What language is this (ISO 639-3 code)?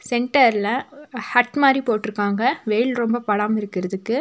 tam